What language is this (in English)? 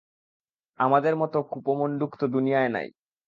Bangla